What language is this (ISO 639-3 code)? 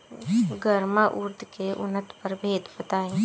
bho